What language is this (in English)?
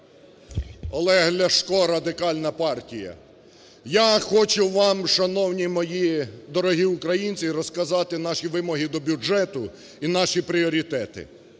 Ukrainian